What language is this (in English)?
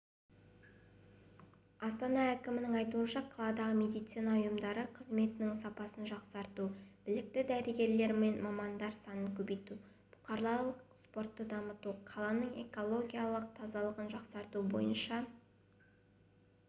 Kazakh